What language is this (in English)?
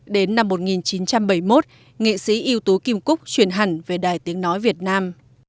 Vietnamese